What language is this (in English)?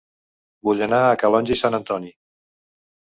Catalan